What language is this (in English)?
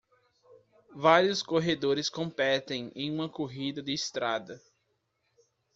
Portuguese